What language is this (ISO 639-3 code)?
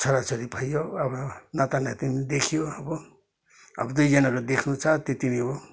nep